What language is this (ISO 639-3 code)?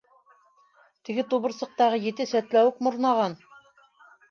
bak